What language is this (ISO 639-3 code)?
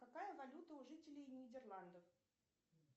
rus